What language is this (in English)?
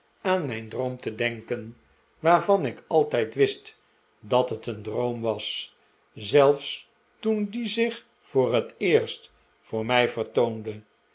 Dutch